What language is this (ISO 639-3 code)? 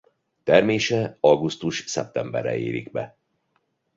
hun